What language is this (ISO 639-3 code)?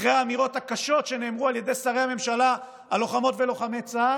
heb